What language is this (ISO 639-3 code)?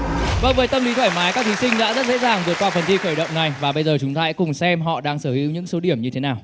vie